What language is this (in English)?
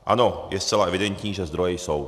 Czech